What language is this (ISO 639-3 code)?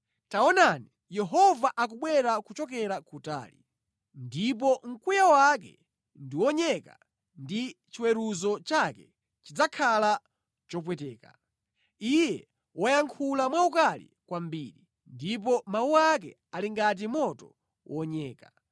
nya